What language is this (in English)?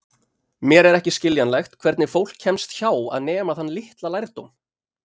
Icelandic